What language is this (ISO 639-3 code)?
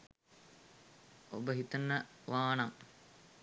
sin